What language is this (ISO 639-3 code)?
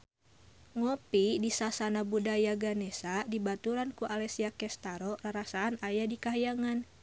sun